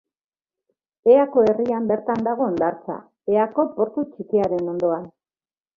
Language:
Basque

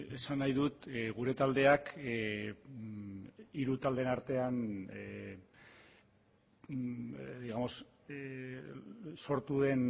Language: Basque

